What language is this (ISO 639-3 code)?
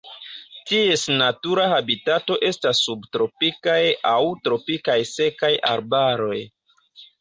epo